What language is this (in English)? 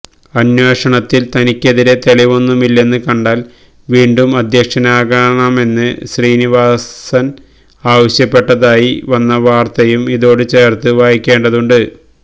Malayalam